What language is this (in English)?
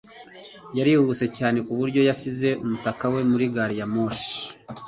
Kinyarwanda